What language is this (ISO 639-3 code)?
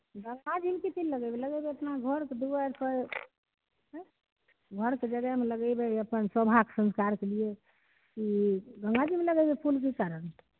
mai